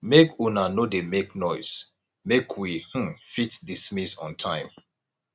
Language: Nigerian Pidgin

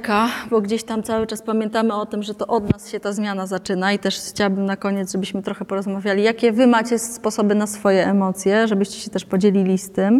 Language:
Polish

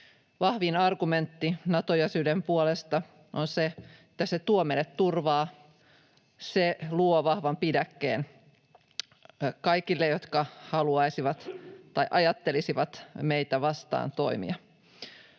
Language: Finnish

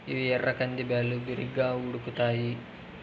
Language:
Telugu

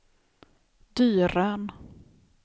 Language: Swedish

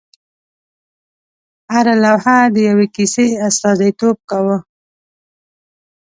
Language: Pashto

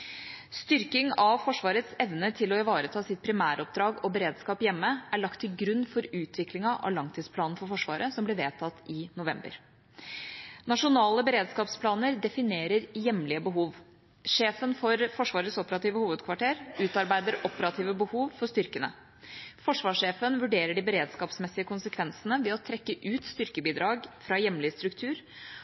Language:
Norwegian Bokmål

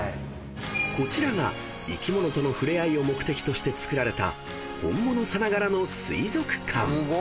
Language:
Japanese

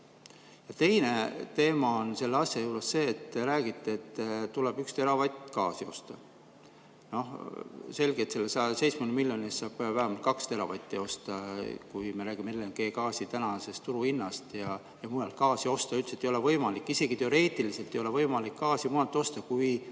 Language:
Estonian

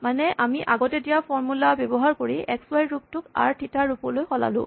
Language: Assamese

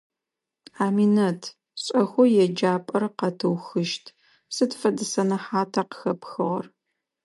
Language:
Adyghe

